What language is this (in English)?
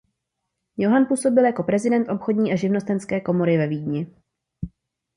Czech